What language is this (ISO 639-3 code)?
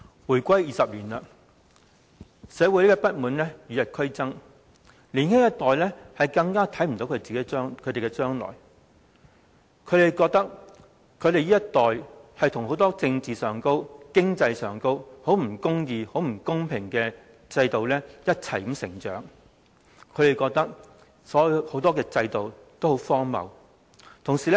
yue